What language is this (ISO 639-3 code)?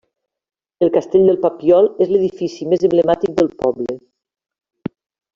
cat